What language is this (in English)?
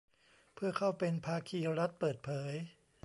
Thai